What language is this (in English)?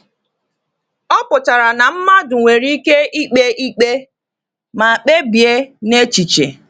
Igbo